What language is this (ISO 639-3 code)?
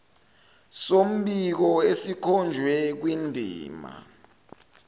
zul